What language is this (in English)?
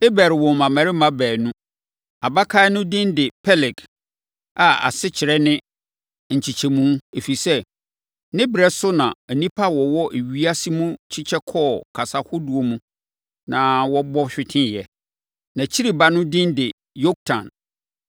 Akan